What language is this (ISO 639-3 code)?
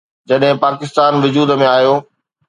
snd